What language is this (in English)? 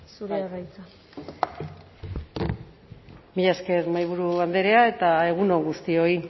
Basque